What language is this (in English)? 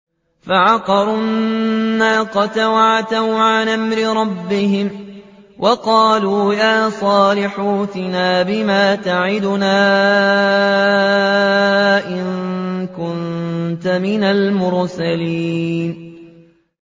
Arabic